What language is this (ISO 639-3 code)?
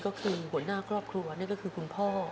tha